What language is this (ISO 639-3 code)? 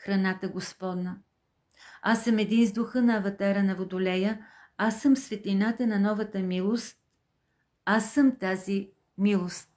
bul